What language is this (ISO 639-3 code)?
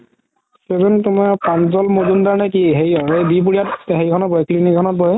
asm